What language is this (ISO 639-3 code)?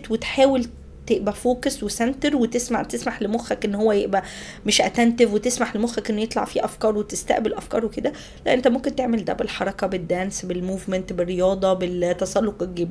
ara